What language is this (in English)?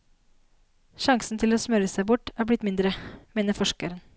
Norwegian